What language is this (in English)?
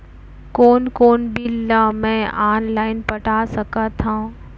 Chhattisgarhi